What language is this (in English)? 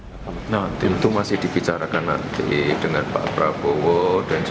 Indonesian